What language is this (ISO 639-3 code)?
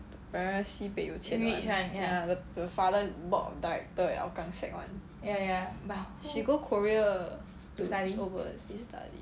eng